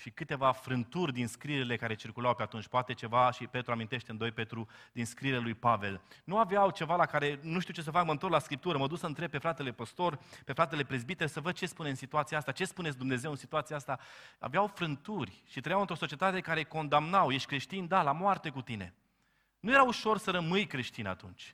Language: Romanian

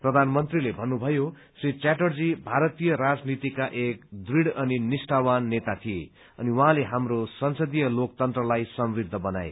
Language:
Nepali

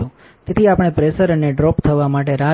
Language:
Gujarati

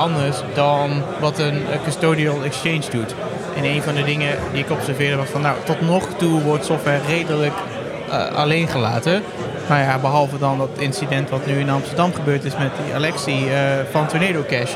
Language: Dutch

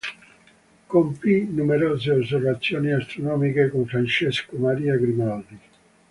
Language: Italian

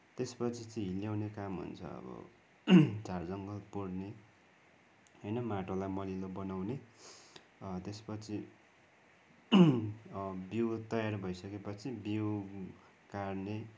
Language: Nepali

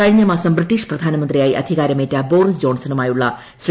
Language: Malayalam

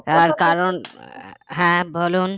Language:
Bangla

